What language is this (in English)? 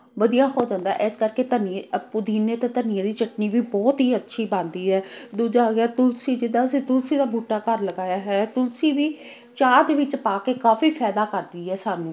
Punjabi